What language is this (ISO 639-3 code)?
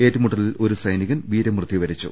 mal